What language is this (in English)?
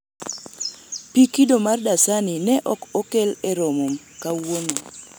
Luo (Kenya and Tanzania)